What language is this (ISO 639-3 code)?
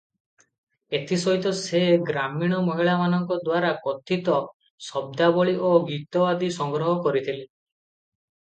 ori